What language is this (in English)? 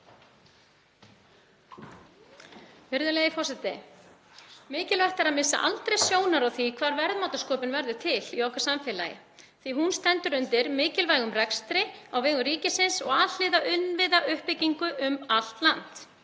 Icelandic